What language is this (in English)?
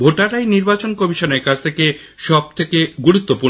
Bangla